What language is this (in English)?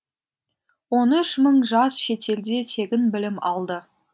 Kazakh